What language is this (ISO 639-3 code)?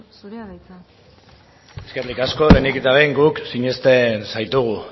eus